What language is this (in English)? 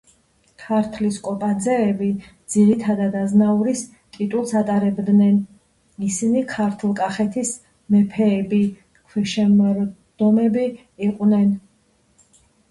Georgian